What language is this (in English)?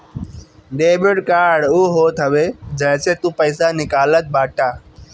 Bhojpuri